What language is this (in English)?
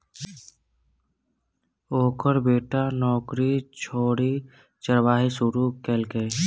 Maithili